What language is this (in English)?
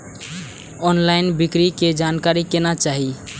Maithili